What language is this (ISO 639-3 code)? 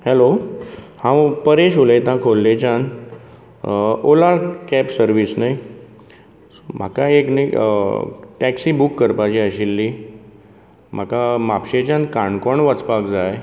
kok